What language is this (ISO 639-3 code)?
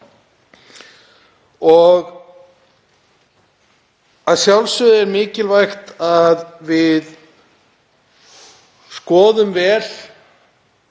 isl